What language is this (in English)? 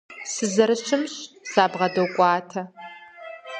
Kabardian